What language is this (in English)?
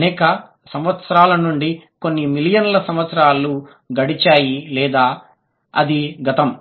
Telugu